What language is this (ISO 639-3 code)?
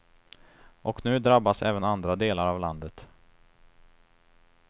swe